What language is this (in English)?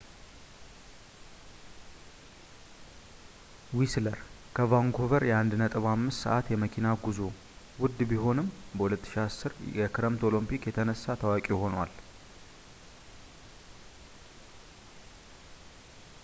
Amharic